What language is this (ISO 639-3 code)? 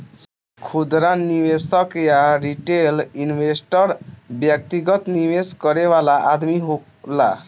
bho